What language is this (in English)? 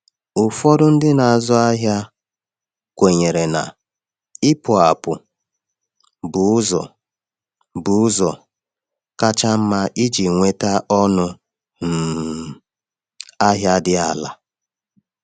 Igbo